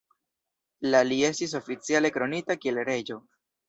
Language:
Esperanto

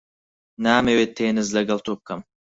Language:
Central Kurdish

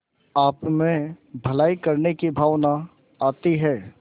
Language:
Hindi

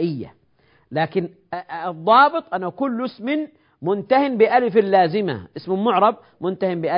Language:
Arabic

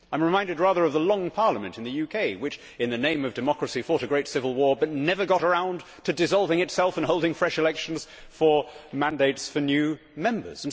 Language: English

